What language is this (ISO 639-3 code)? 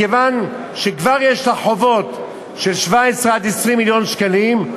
heb